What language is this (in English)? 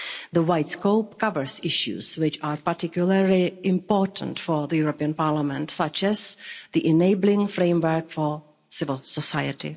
English